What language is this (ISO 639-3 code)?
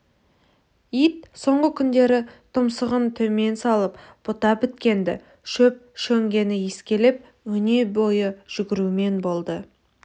kaz